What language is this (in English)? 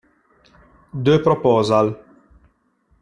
Italian